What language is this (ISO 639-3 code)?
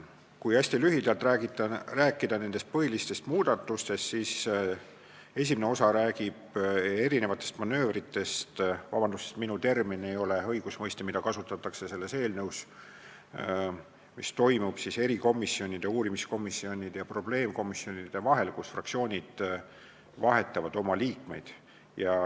est